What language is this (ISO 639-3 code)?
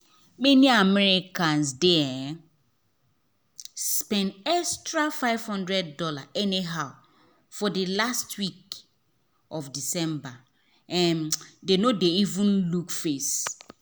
pcm